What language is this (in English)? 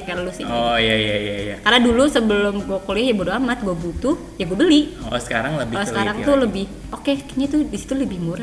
Indonesian